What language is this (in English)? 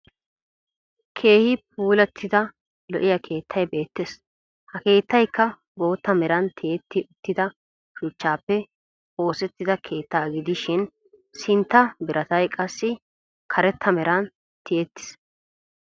Wolaytta